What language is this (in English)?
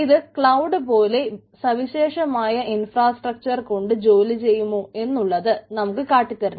Malayalam